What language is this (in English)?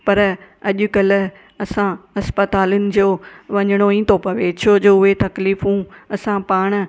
Sindhi